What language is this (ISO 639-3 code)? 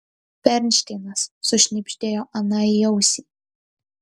lit